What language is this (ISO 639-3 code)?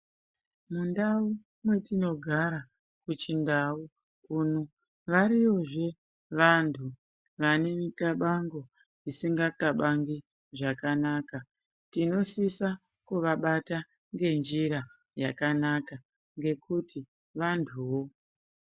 ndc